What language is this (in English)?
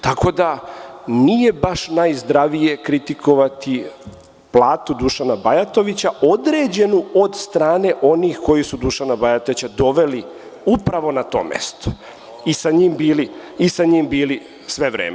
Serbian